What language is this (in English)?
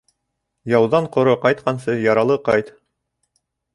Bashkir